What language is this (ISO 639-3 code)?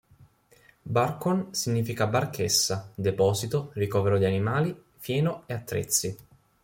ita